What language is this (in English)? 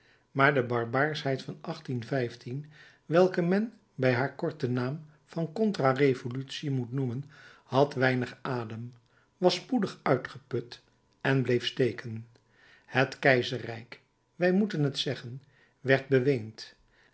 Dutch